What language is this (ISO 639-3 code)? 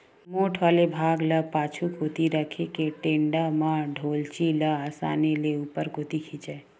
hne